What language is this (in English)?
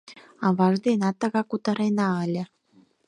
Mari